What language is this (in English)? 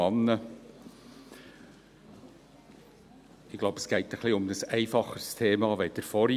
Swiss German